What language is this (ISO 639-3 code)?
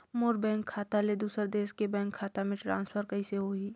hne